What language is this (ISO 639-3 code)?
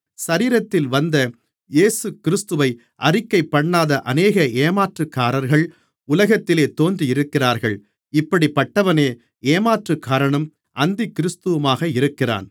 tam